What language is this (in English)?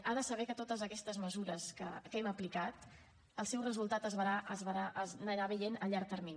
Catalan